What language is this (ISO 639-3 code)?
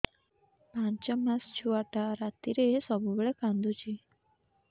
ori